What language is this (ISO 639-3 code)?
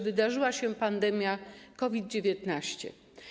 pol